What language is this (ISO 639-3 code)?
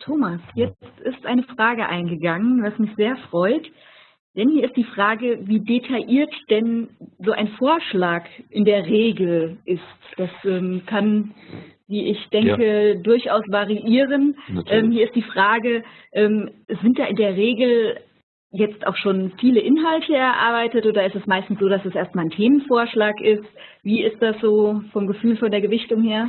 deu